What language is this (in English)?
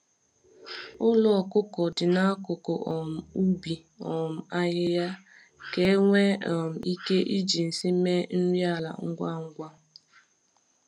Igbo